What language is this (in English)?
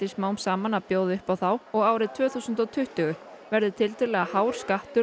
Icelandic